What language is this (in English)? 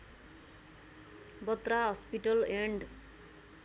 Nepali